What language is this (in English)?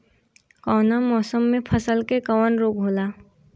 Bhojpuri